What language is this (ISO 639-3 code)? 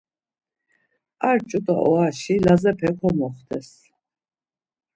lzz